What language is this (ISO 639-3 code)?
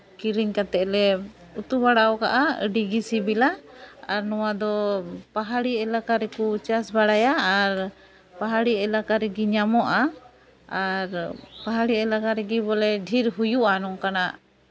sat